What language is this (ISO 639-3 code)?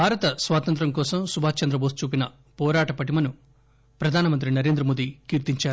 tel